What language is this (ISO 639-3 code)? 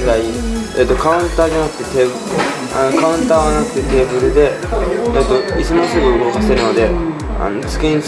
jpn